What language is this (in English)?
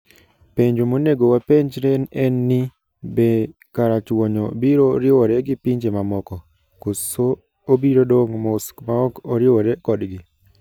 Luo (Kenya and Tanzania)